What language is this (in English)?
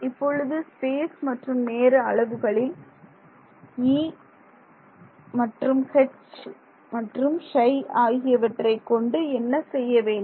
Tamil